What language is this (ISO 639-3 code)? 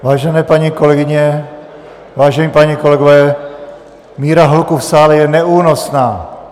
ces